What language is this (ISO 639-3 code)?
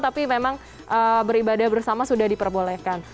ind